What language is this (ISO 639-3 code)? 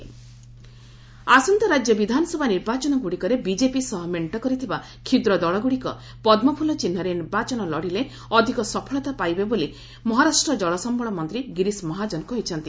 ori